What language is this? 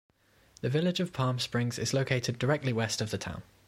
English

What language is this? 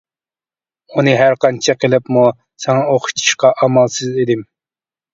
Uyghur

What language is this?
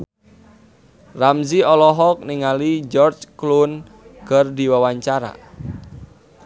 Sundanese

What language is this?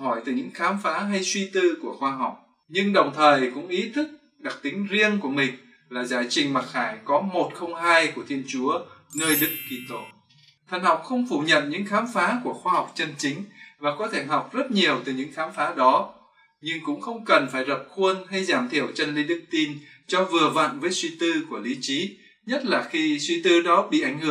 Vietnamese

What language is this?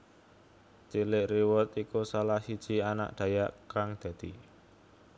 Javanese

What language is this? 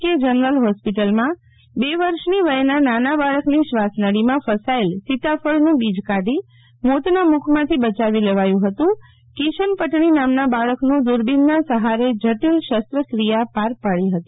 Gujarati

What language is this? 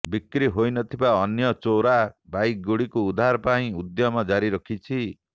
Odia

